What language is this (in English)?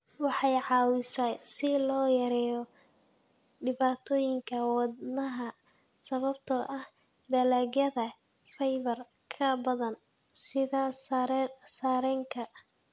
Somali